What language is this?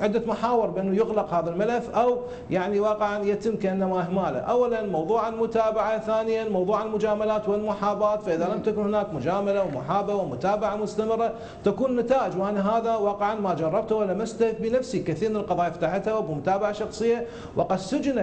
Arabic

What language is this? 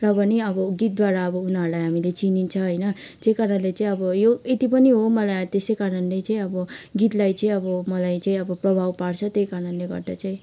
Nepali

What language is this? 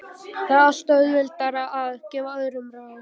Icelandic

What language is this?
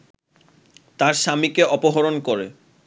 Bangla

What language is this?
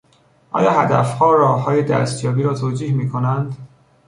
Persian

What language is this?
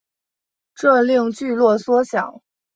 Chinese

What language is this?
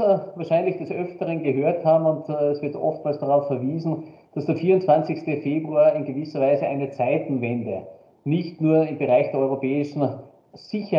German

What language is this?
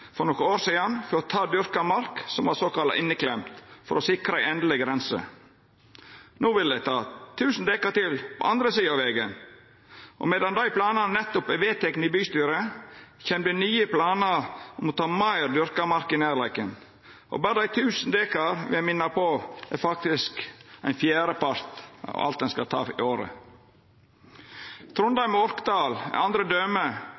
Norwegian Nynorsk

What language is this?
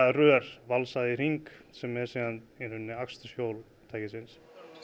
Icelandic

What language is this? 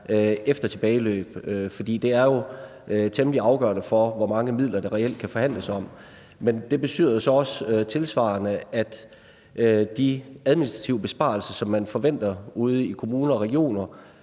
Danish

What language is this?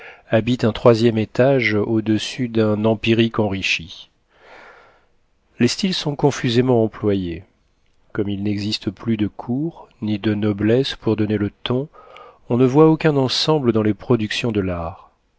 French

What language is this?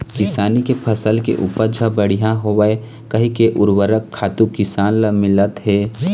Chhattisgarhi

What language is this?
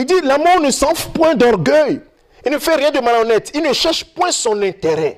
French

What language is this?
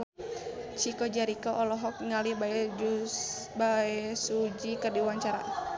Sundanese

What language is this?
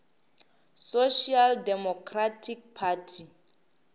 Northern Sotho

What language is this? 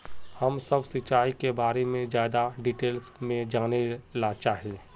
Magahi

